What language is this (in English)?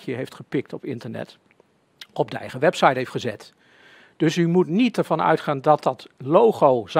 Dutch